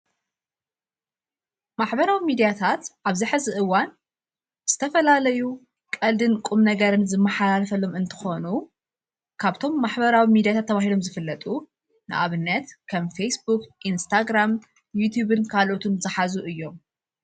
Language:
Tigrinya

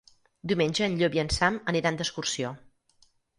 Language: Catalan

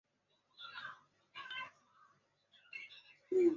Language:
Chinese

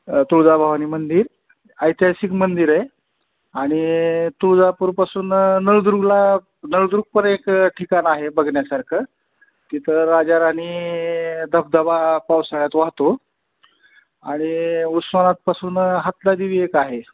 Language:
Marathi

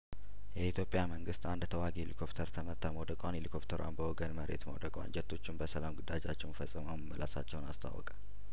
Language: Amharic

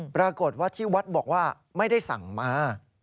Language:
Thai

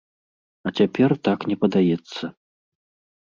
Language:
Belarusian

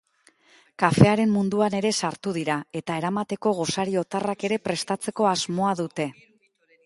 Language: Basque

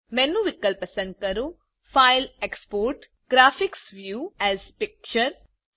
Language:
Gujarati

